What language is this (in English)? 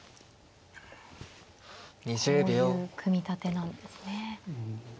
Japanese